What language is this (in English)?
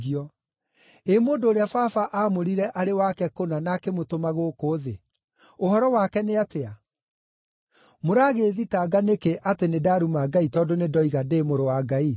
Kikuyu